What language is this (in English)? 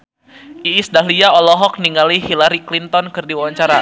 Sundanese